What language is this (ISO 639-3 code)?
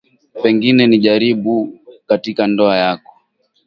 swa